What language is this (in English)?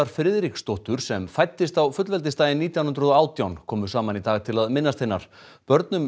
Icelandic